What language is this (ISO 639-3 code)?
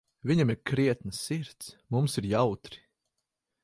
lav